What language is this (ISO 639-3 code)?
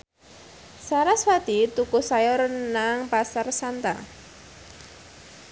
jav